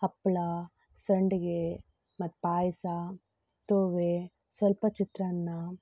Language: Kannada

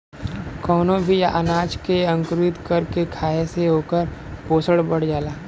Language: Bhojpuri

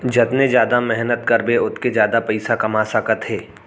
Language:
Chhattisgarhi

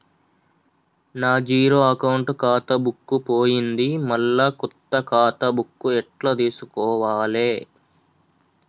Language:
Telugu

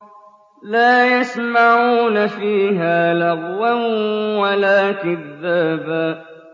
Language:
Arabic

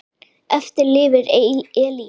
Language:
Icelandic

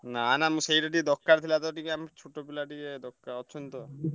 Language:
Odia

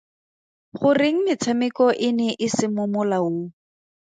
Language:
Tswana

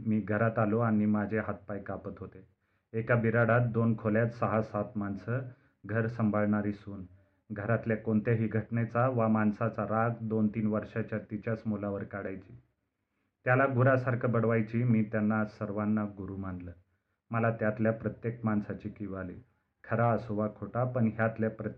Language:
Marathi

